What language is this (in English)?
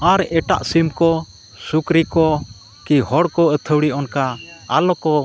Santali